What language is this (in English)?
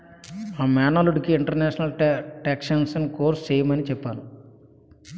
Telugu